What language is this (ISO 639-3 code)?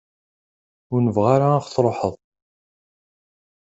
kab